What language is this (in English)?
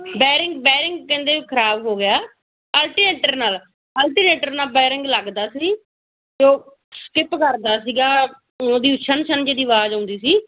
Punjabi